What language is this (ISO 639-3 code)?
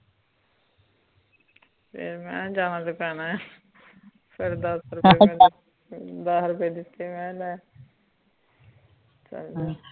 pan